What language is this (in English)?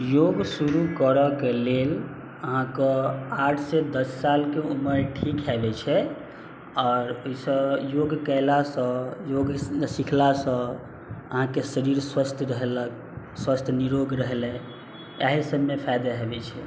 Maithili